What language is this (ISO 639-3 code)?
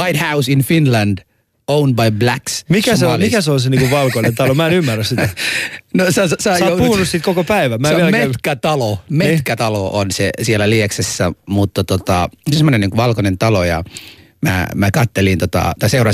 fin